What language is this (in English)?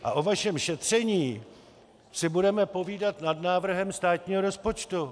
Czech